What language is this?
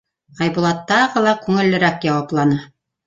Bashkir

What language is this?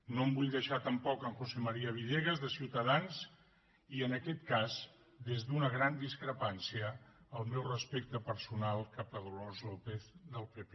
Catalan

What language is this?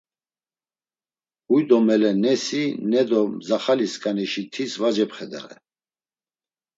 Laz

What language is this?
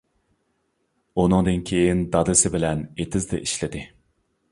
Uyghur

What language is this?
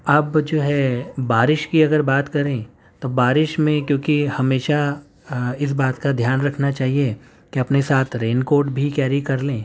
Urdu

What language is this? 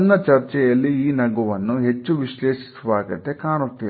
Kannada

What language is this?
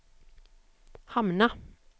Swedish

